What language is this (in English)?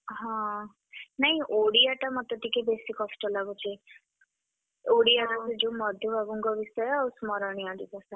Odia